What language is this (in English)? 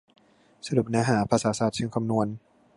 Thai